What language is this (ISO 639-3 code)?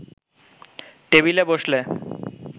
ben